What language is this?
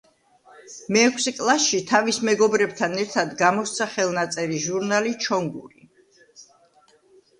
Georgian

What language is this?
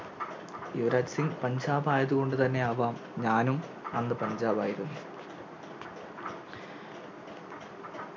Malayalam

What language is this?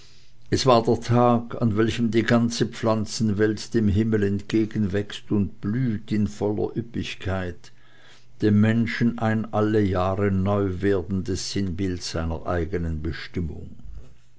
German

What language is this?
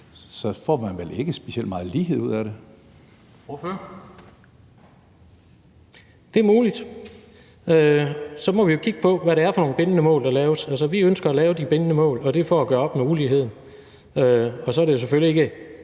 Danish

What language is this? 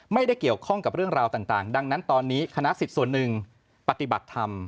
Thai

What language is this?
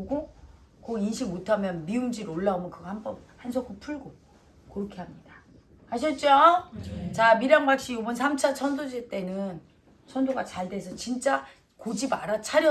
Korean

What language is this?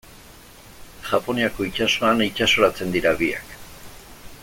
Basque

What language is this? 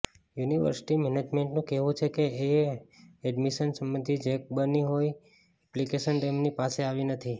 Gujarati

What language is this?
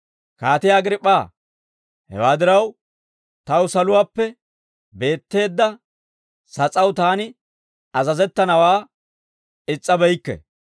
Dawro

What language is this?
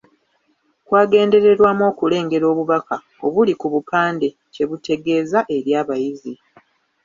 Ganda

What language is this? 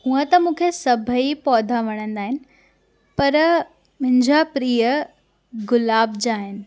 Sindhi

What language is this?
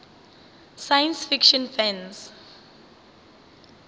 Northern Sotho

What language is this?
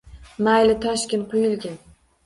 Uzbek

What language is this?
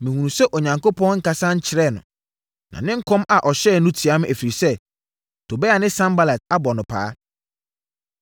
Akan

